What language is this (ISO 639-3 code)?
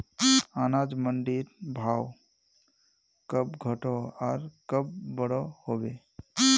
mag